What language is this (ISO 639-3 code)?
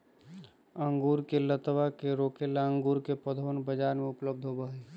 mag